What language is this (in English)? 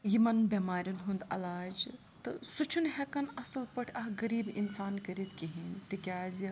Kashmiri